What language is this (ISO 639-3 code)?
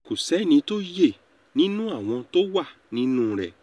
yor